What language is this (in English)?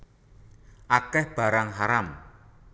Javanese